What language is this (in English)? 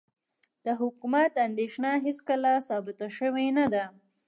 Pashto